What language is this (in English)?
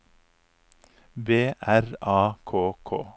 Norwegian